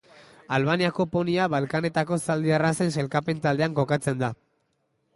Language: Basque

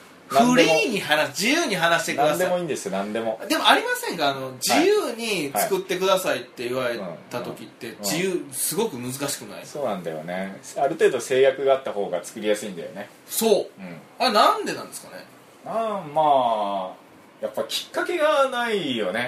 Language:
Japanese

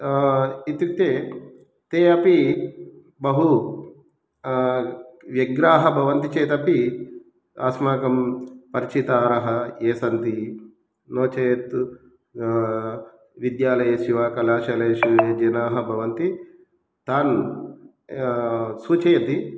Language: Sanskrit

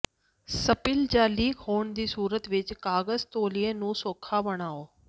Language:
Punjabi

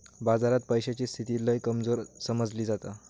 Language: Marathi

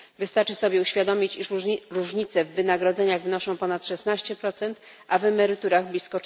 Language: Polish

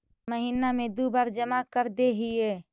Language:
Magahi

